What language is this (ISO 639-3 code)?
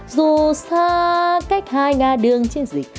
vie